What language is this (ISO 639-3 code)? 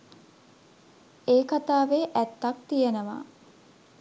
sin